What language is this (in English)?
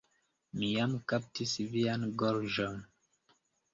Esperanto